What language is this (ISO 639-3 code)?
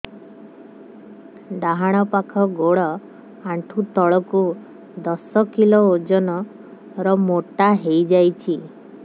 ori